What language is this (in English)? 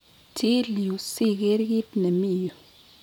Kalenjin